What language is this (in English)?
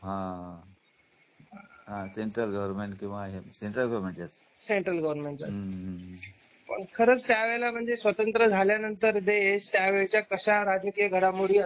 Marathi